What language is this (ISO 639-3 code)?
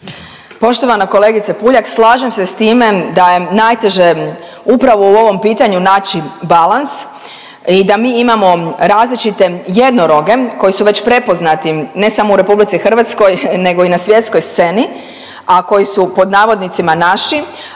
hrv